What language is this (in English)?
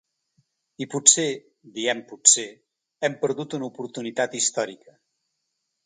Catalan